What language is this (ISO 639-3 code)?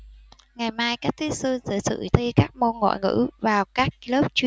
vie